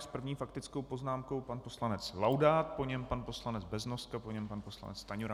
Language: Czech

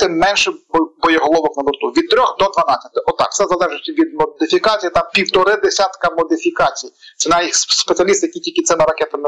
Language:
Ukrainian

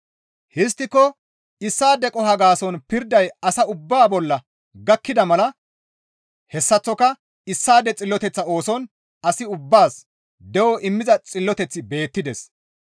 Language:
Gamo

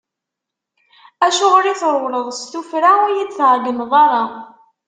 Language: Kabyle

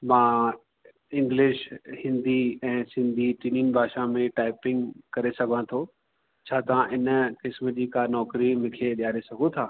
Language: Sindhi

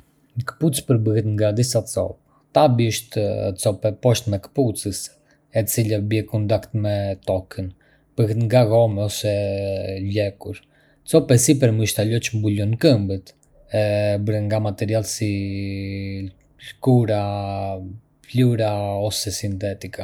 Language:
Arbëreshë Albanian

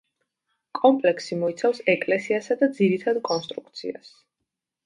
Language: Georgian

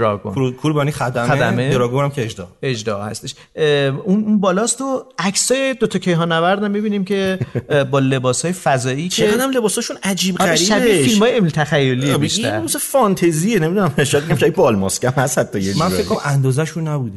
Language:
Persian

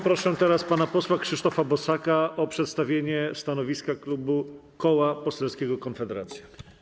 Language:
Polish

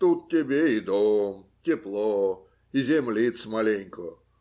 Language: Russian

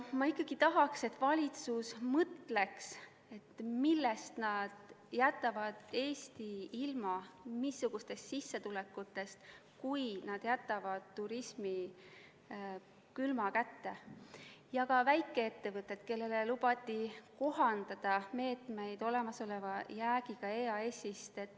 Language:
Estonian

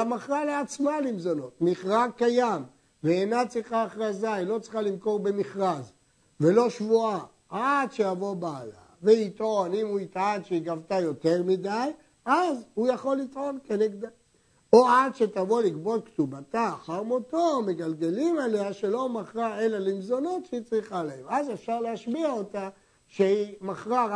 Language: Hebrew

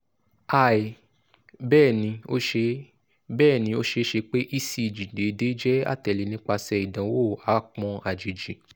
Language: Yoruba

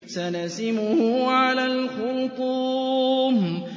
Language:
Arabic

